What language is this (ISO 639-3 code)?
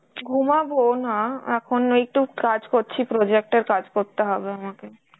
ben